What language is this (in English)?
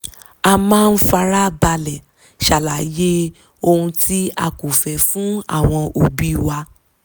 Yoruba